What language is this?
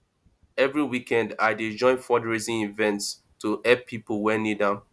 Nigerian Pidgin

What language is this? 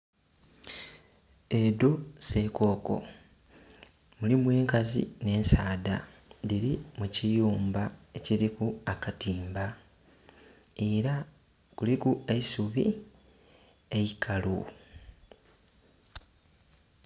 Soga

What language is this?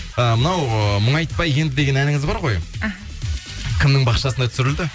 Kazakh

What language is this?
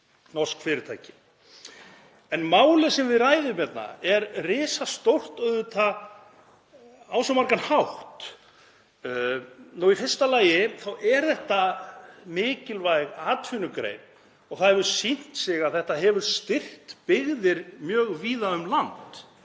Icelandic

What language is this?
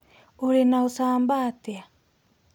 Kikuyu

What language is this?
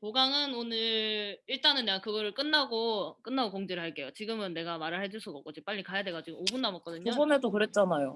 Korean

